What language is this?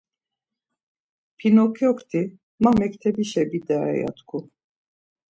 Laz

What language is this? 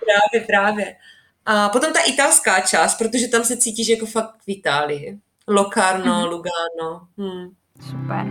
Czech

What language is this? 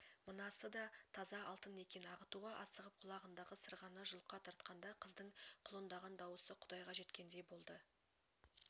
Kazakh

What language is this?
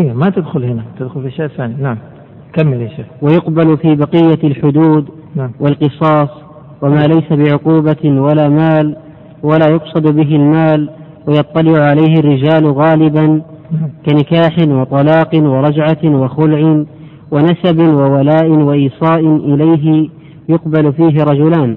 Arabic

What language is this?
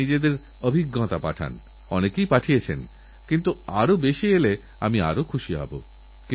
Bangla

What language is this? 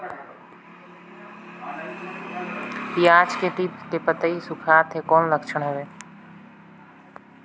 Chhattisgarhi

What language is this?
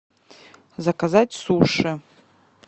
Russian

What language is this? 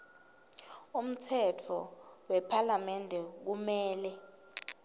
Swati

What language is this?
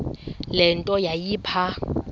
Xhosa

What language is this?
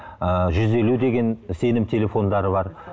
Kazakh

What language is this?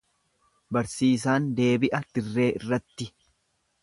Oromo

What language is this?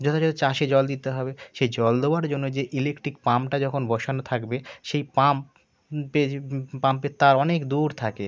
Bangla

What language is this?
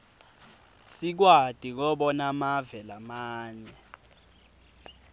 Swati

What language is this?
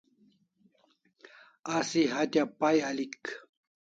Kalasha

